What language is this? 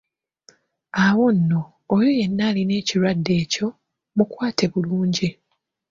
Ganda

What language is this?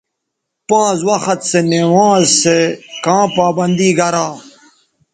Bateri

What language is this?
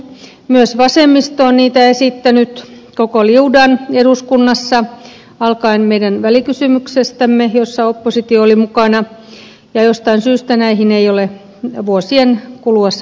Finnish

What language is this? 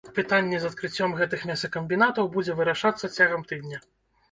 Belarusian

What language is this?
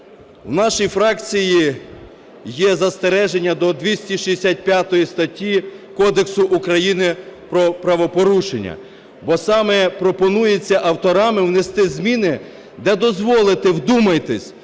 Ukrainian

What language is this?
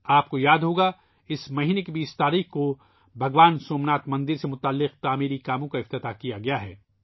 Urdu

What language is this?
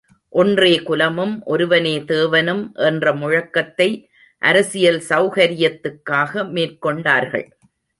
Tamil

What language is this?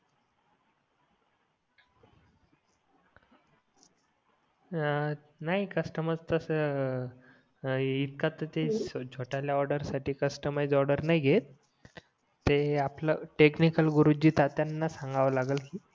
Marathi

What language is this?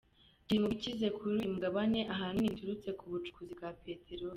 Kinyarwanda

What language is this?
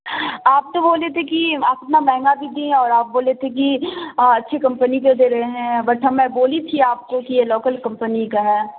Urdu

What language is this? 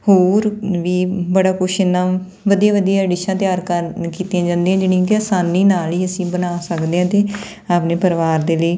Punjabi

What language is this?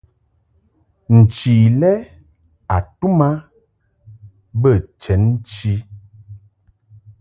Mungaka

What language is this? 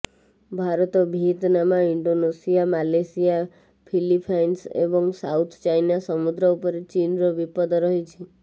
Odia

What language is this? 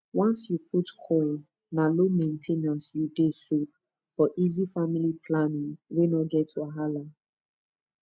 Nigerian Pidgin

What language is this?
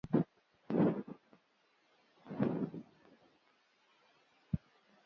Mokpwe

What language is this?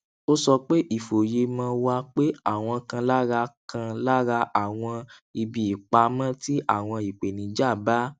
Yoruba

